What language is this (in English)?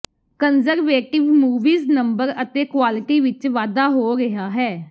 Punjabi